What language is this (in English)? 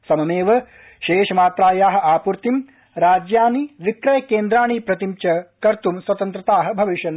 Sanskrit